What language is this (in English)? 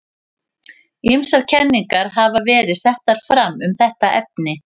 Icelandic